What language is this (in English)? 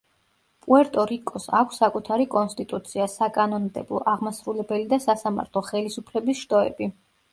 Georgian